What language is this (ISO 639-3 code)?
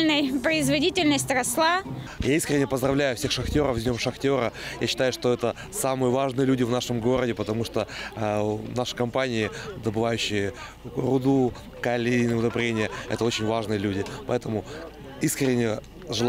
rus